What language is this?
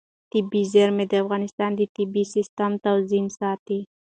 Pashto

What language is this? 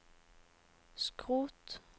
Norwegian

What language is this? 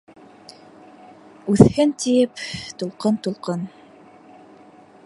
Bashkir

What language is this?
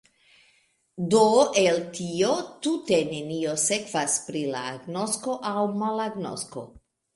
Esperanto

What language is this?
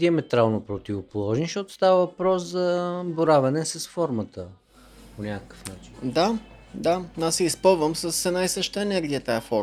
Bulgarian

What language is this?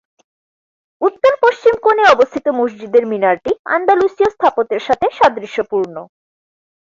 Bangla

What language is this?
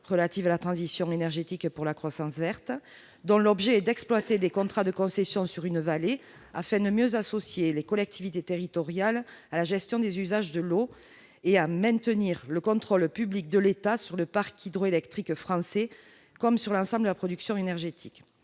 French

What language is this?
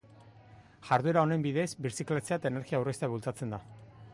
Basque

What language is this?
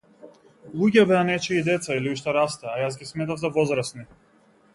Macedonian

